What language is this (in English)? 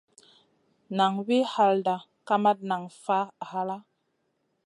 Masana